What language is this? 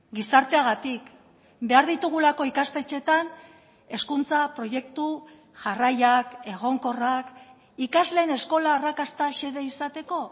Basque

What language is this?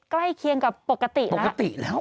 Thai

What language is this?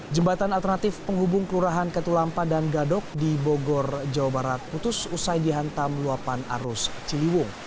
Indonesian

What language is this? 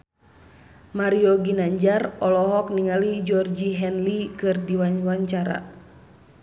Sundanese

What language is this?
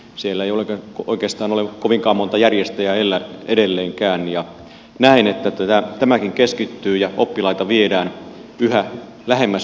Finnish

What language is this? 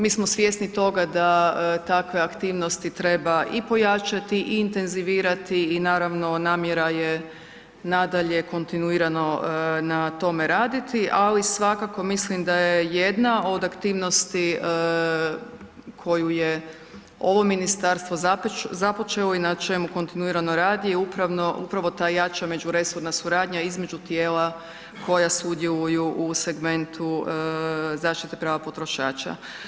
Croatian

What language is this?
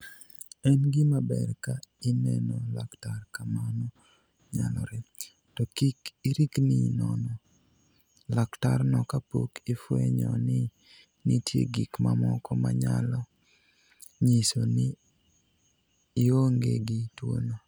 Luo (Kenya and Tanzania)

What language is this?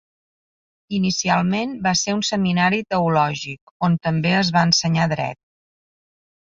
Catalan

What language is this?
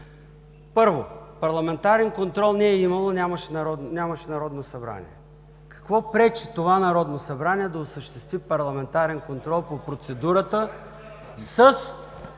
Bulgarian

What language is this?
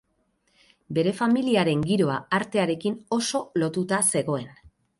Basque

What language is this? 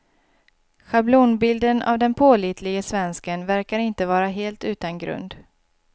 Swedish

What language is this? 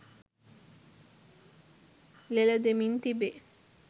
Sinhala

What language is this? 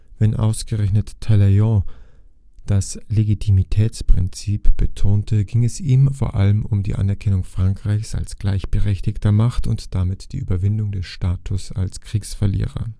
German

